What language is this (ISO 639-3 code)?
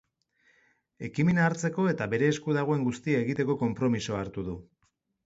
eus